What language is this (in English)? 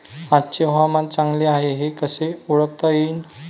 Marathi